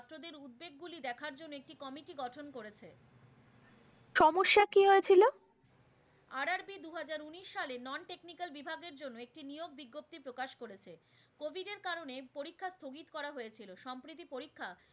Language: Bangla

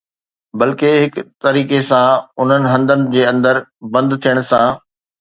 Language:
Sindhi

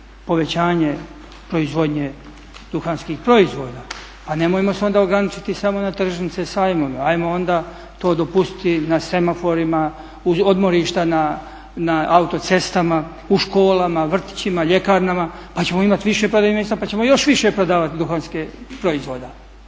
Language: Croatian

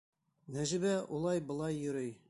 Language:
Bashkir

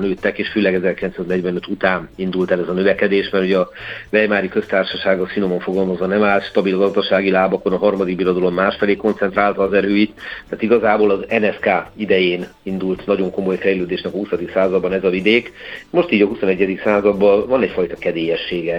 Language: Hungarian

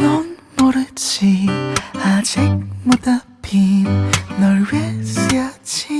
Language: Korean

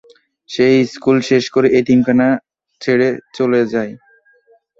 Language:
Bangla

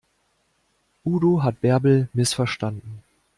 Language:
German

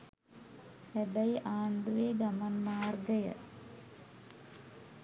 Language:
Sinhala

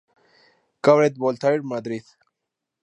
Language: Spanish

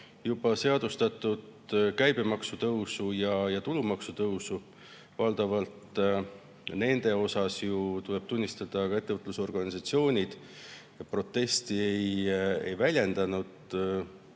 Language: Estonian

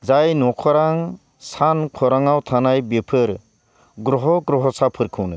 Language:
Bodo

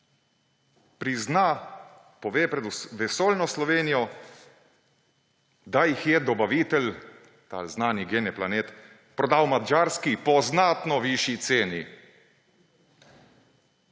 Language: Slovenian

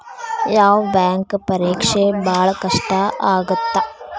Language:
Kannada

